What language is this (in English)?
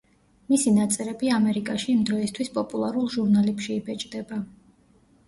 Georgian